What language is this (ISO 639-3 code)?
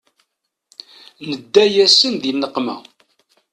kab